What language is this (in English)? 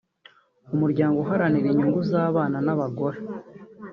Kinyarwanda